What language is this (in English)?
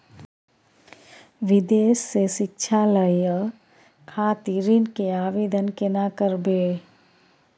Maithili